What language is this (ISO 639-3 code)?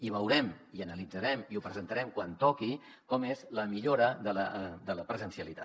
cat